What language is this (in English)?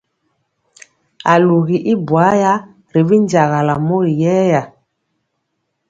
Mpiemo